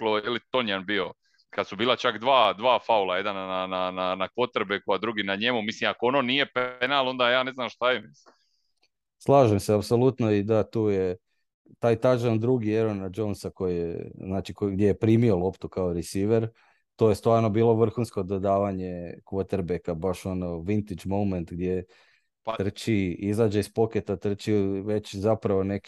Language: Croatian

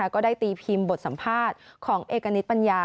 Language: Thai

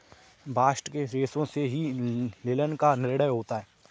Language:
Hindi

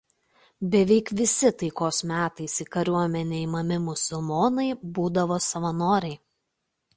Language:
Lithuanian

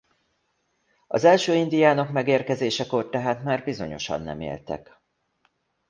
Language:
Hungarian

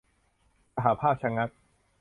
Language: Thai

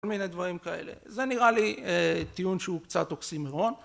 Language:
Hebrew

